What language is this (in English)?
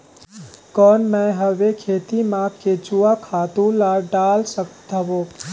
Chhattisgarhi